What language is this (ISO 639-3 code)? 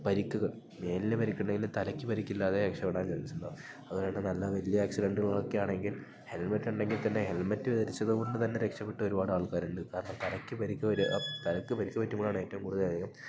mal